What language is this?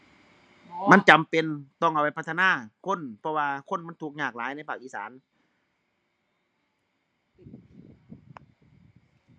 Thai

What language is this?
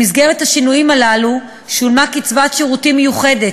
Hebrew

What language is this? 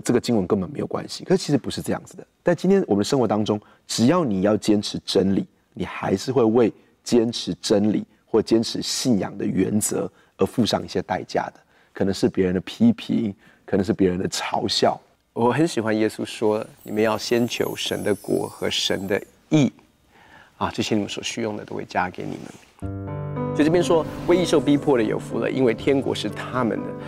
Chinese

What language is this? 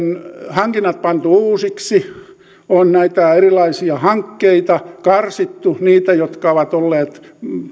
Finnish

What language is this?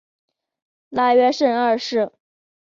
Chinese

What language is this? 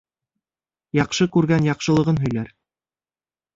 Bashkir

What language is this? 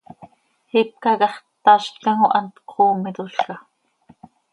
Seri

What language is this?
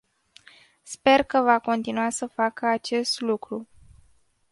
Romanian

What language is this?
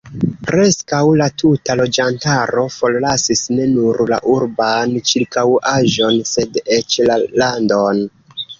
Esperanto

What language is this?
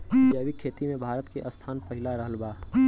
Bhojpuri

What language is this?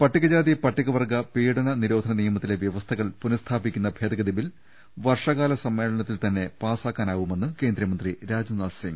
Malayalam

